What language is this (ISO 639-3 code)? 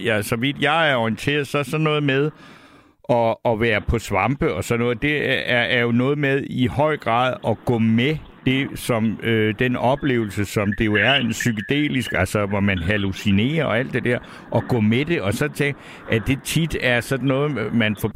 dan